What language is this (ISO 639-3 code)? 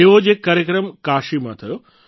guj